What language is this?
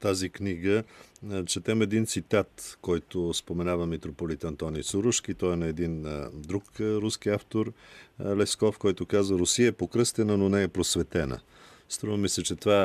Bulgarian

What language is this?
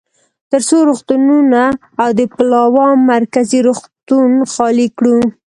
Pashto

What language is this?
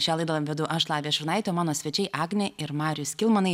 Lithuanian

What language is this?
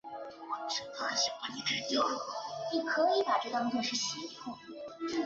Chinese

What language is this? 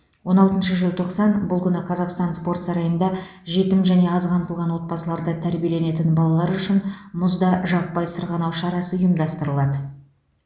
Kazakh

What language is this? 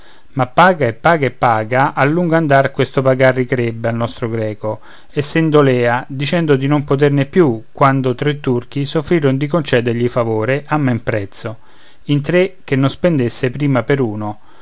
Italian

